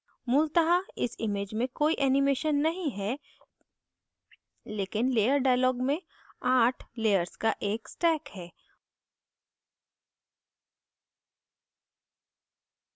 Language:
Hindi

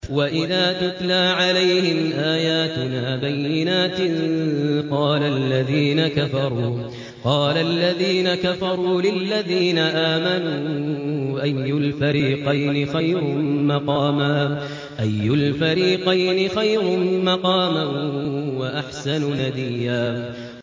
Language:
Arabic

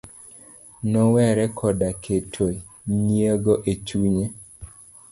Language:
Luo (Kenya and Tanzania)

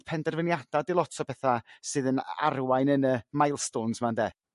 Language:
Welsh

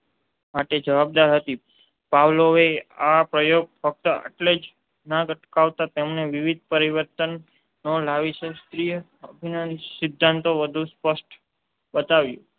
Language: Gujarati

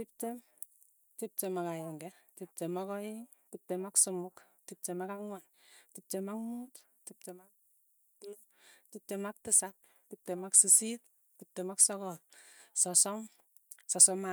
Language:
Tugen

